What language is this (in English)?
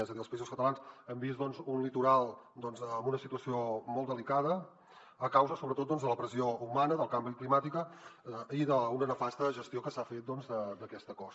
Catalan